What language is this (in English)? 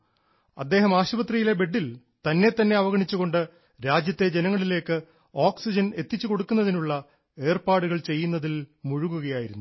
Malayalam